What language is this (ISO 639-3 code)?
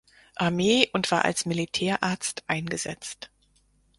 deu